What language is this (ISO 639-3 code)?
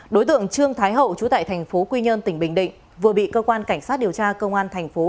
vie